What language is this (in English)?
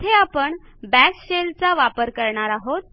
Marathi